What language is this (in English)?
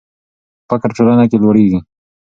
Pashto